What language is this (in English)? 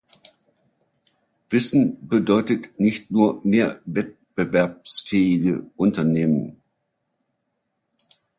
German